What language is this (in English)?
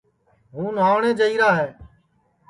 Sansi